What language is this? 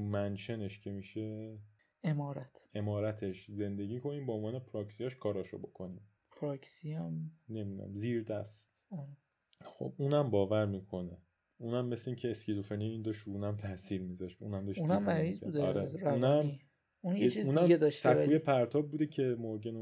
Persian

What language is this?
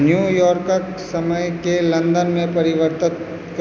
Maithili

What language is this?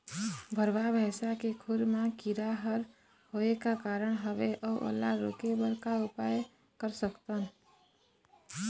Chhattisgarhi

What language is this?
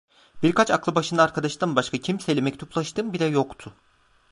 Turkish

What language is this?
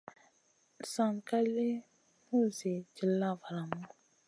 Masana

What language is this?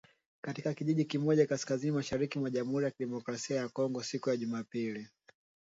Swahili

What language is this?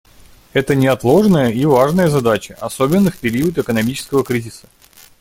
Russian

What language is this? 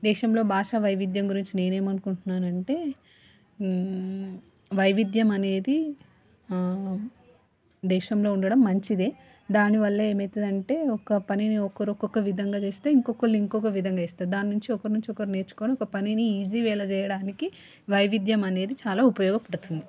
Telugu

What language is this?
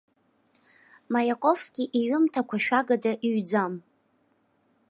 Abkhazian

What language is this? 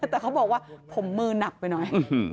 Thai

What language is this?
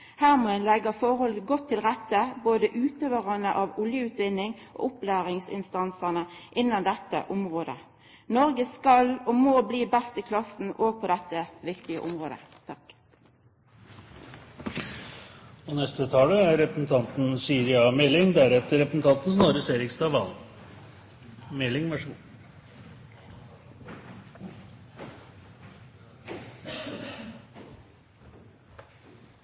Norwegian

